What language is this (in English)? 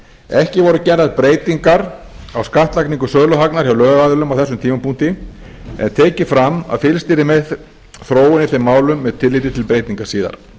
Icelandic